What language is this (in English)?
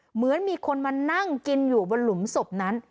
Thai